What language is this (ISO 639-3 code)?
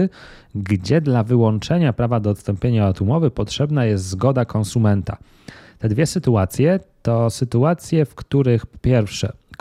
pol